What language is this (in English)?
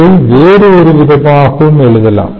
Tamil